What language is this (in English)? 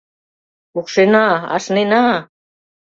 Mari